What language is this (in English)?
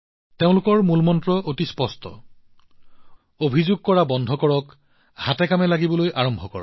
Assamese